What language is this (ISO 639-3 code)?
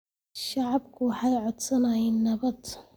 som